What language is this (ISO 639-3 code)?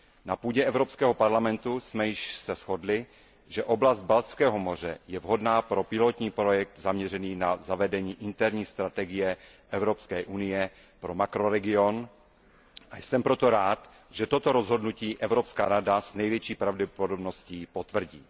ces